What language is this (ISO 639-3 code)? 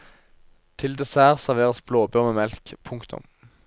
nor